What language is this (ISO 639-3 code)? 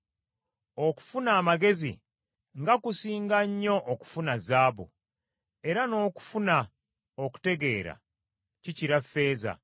lug